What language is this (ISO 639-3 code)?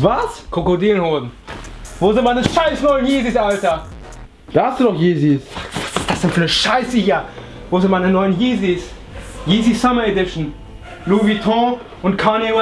deu